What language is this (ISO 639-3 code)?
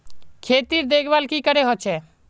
mag